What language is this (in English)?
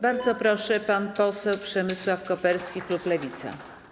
Polish